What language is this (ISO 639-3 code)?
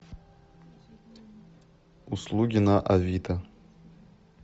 rus